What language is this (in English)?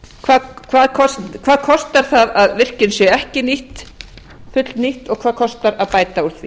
Icelandic